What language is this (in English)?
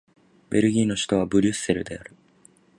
Japanese